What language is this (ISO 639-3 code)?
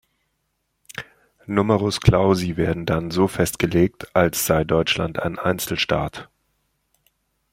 deu